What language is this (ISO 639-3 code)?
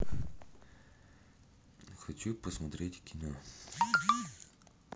rus